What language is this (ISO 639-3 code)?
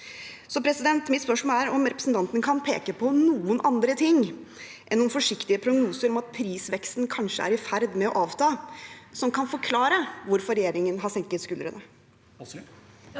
nor